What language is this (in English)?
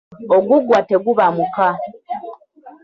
Ganda